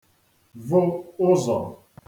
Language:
Igbo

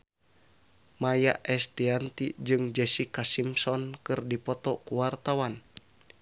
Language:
Sundanese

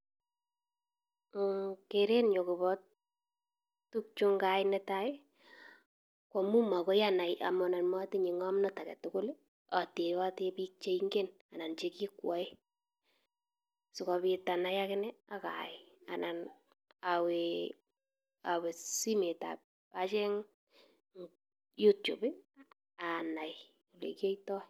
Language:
Kalenjin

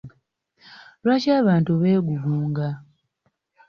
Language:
Ganda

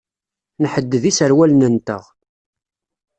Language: Kabyle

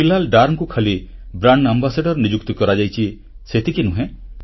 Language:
Odia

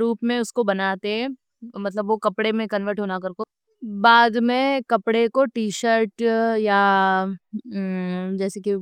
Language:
Deccan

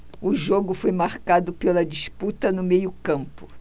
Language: Portuguese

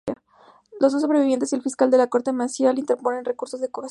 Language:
Spanish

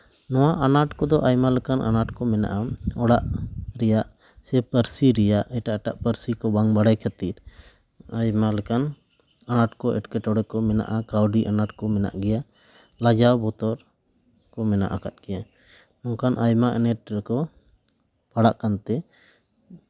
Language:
Santali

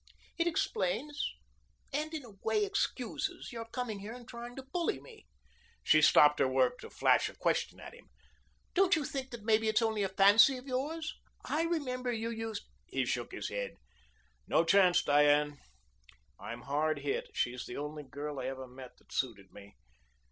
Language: English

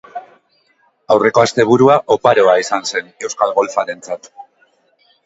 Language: Basque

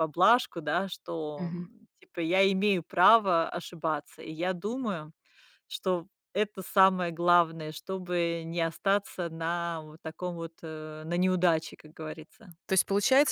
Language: Russian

